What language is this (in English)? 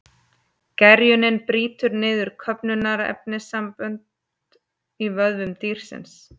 Icelandic